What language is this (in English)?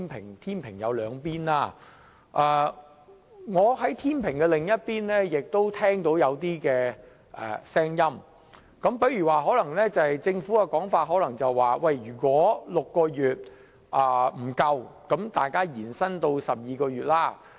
Cantonese